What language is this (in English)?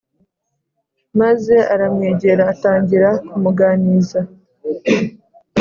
Kinyarwanda